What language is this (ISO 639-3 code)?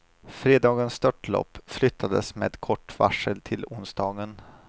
swe